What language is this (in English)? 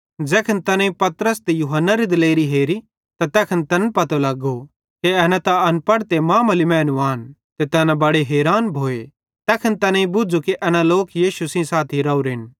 Bhadrawahi